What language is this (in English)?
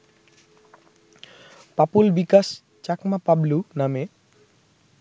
Bangla